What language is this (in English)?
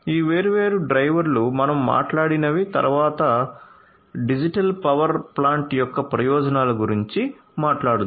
Telugu